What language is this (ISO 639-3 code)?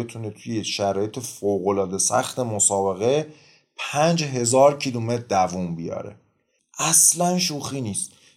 fas